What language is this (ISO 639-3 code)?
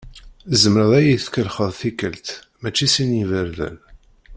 kab